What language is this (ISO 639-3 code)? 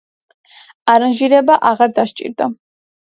kat